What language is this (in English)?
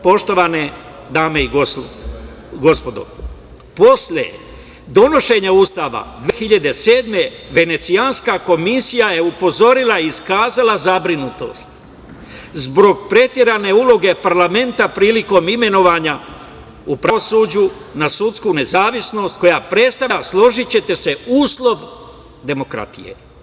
Serbian